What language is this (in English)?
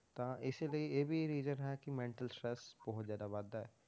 Punjabi